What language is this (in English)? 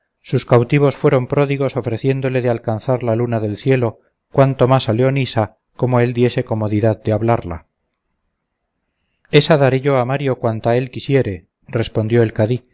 Spanish